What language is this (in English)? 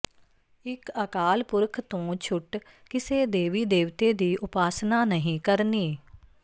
Punjabi